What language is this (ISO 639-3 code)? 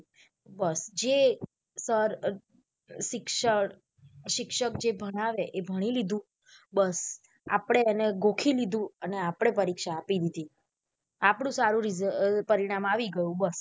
guj